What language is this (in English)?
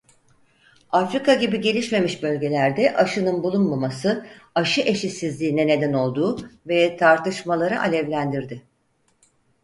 Turkish